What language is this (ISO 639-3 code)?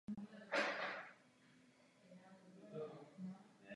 ces